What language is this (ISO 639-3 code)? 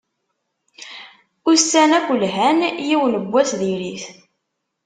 kab